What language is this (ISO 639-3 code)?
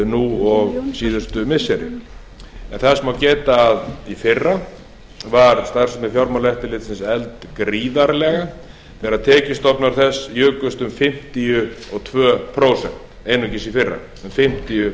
isl